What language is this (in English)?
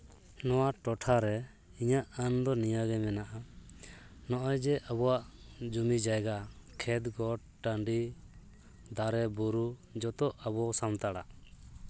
Santali